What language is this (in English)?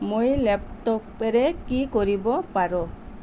Assamese